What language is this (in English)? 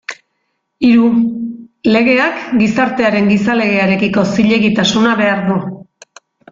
Basque